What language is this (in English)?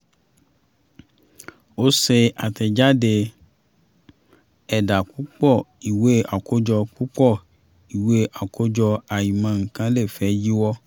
Yoruba